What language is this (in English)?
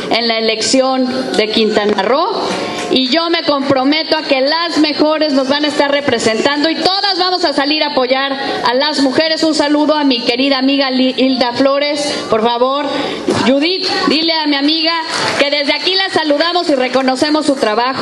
Spanish